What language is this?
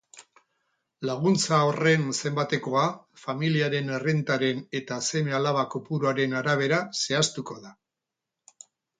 Basque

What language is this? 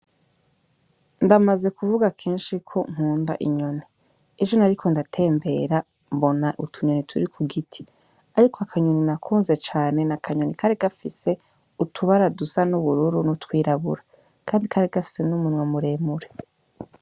Rundi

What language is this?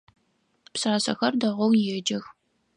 Adyghe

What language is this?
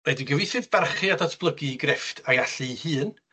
Welsh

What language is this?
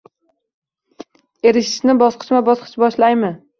Uzbek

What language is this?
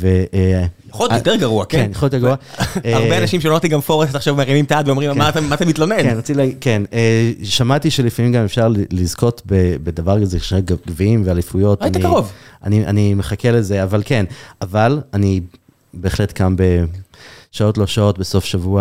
Hebrew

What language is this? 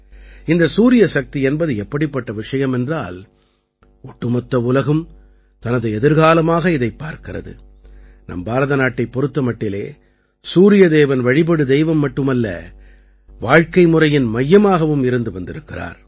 Tamil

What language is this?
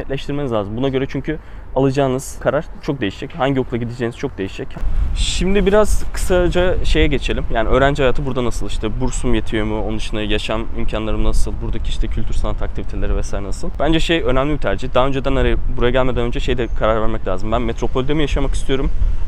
Turkish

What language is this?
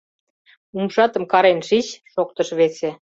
Mari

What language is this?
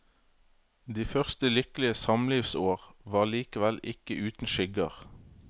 Norwegian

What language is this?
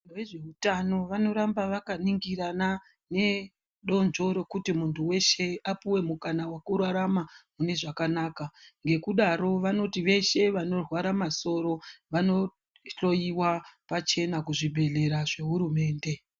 Ndau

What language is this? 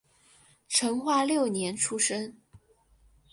Chinese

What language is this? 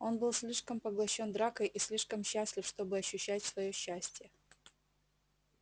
Russian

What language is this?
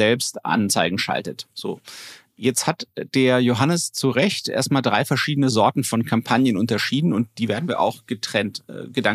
German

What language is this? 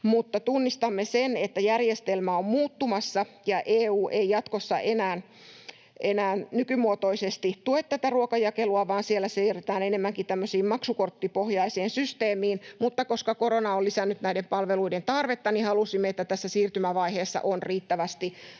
Finnish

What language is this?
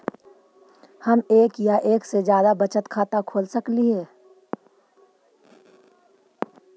Magahi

